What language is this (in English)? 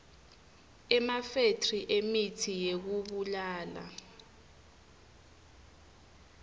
Swati